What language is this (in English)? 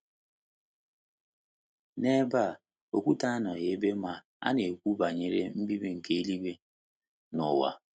Igbo